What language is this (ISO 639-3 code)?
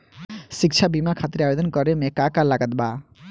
bho